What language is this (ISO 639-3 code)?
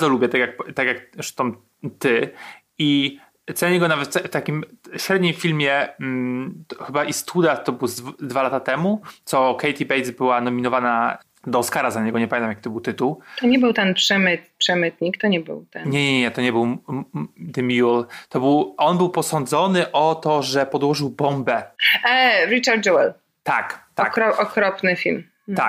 pol